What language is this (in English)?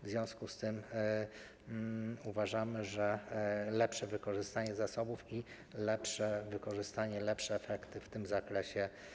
Polish